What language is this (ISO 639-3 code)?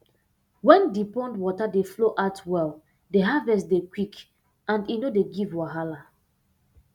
pcm